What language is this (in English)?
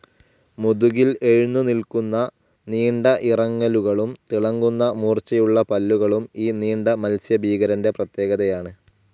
Malayalam